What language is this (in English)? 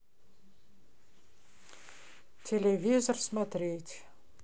Russian